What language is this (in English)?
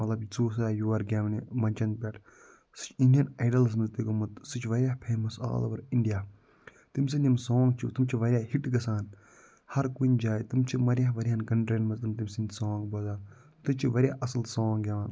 Kashmiri